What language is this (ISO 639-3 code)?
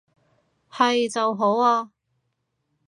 yue